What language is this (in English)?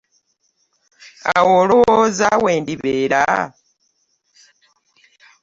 Ganda